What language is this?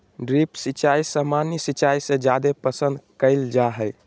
Magahi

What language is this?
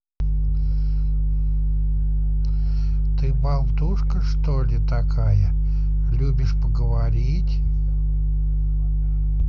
Russian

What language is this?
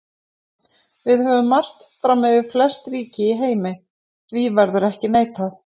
Icelandic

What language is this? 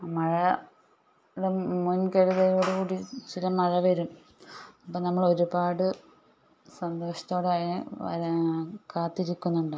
Malayalam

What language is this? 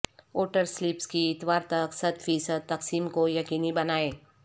Urdu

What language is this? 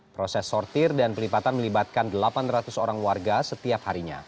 Indonesian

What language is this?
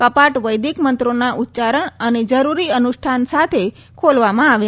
Gujarati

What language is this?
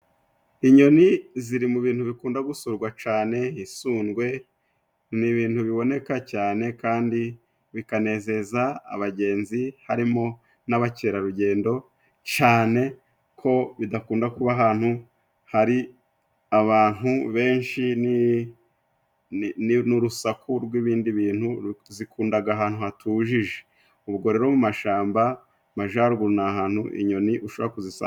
Kinyarwanda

